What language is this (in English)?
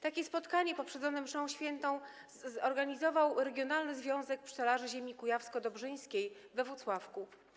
Polish